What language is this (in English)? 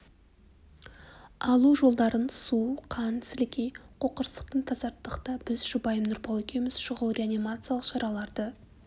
Kazakh